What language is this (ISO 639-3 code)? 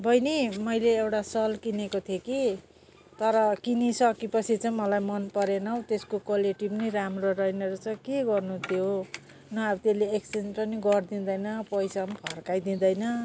nep